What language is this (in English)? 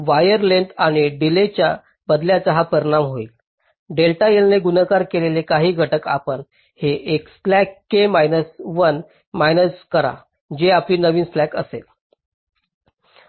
Marathi